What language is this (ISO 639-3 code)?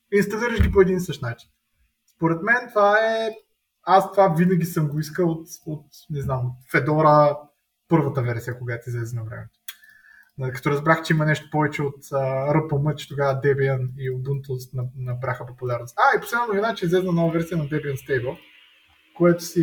bul